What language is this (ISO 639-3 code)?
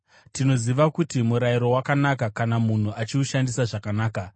sna